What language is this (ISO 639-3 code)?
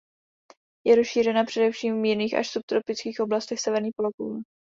ces